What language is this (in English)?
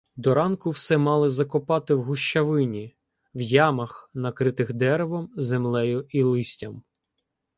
Ukrainian